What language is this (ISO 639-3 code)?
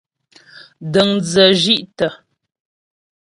bbj